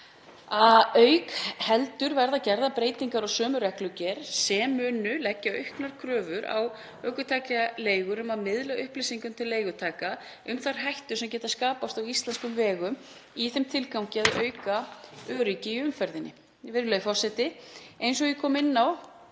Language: Icelandic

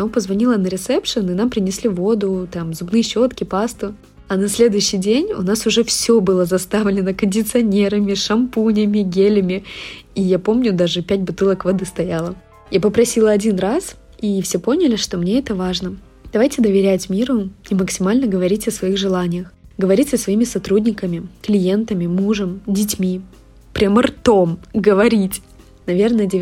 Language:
Russian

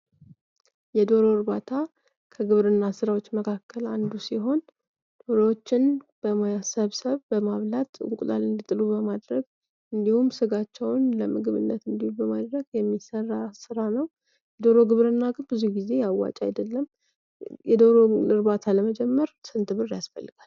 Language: Amharic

